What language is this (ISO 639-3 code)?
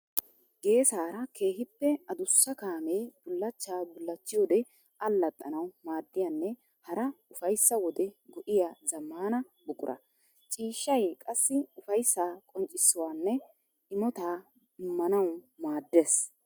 wal